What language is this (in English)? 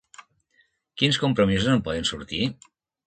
Catalan